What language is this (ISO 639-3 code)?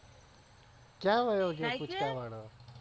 guj